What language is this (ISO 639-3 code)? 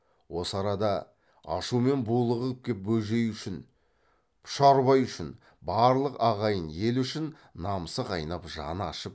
kaz